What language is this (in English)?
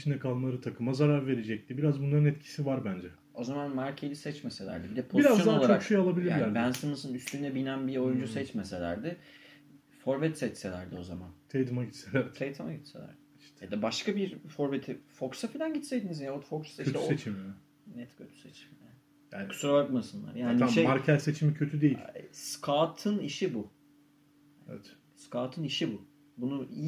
Turkish